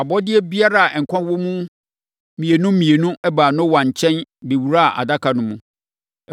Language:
Akan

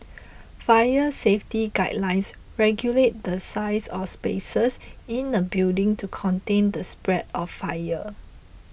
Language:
English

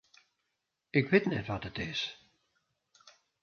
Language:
Western Frisian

